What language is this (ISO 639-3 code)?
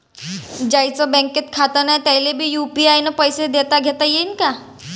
mar